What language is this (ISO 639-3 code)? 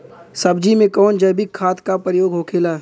bho